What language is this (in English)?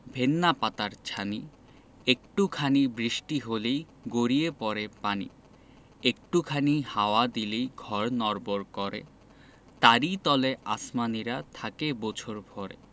Bangla